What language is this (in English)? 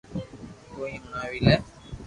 Loarki